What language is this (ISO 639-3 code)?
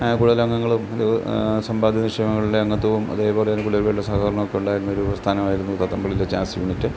mal